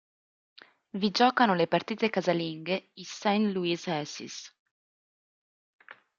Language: Italian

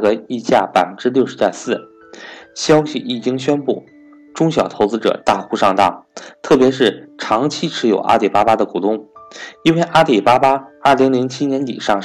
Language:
Chinese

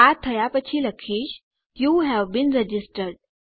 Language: Gujarati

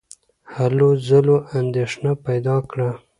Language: Pashto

